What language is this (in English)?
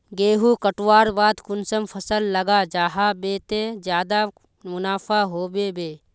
Magahi